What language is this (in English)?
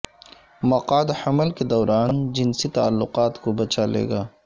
Urdu